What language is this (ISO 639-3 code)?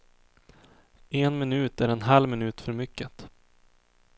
swe